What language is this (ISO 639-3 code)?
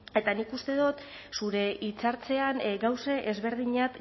eus